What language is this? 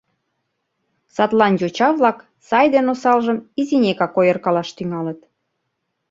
Mari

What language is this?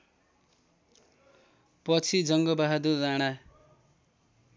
Nepali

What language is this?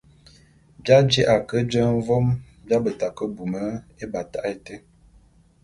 Bulu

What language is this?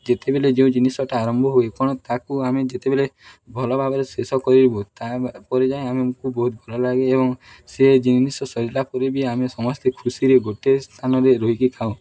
Odia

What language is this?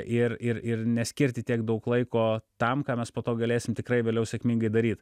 Lithuanian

